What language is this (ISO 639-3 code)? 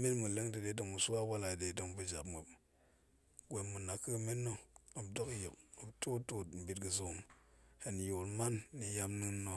ank